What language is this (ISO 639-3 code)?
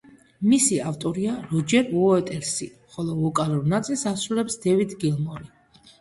kat